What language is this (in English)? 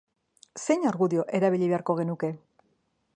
Basque